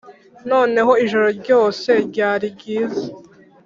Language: Kinyarwanda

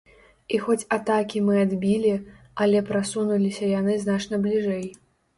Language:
Belarusian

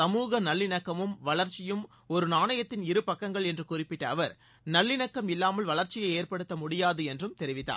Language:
Tamil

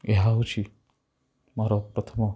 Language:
Odia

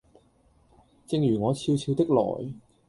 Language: Cantonese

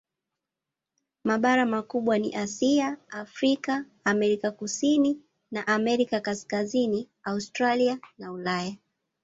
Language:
Swahili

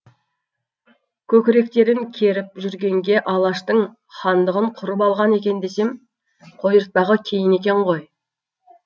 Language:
Kazakh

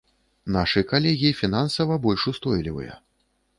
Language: Belarusian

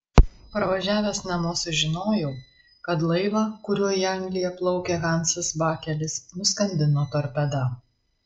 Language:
Lithuanian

